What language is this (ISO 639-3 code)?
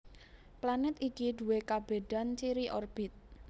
jav